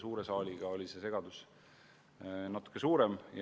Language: Estonian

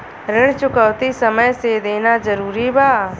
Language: Bhojpuri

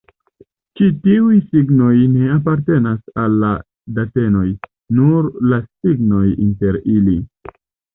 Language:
Esperanto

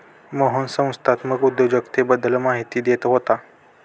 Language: Marathi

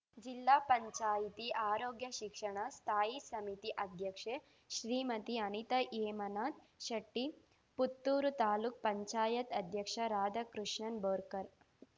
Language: Kannada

